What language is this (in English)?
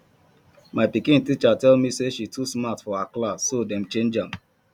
Nigerian Pidgin